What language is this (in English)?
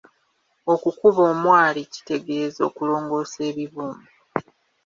Ganda